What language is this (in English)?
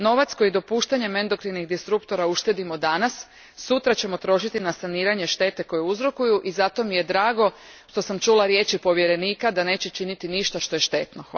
Croatian